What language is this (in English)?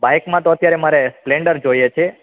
Gujarati